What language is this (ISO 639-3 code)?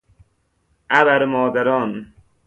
fas